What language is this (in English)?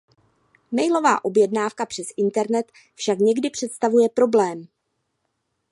Czech